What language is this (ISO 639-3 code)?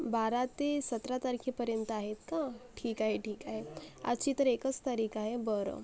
mar